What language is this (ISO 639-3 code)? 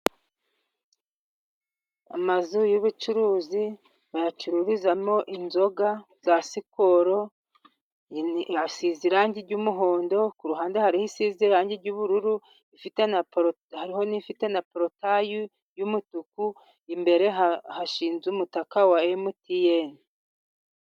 kin